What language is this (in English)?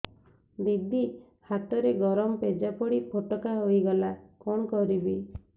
Odia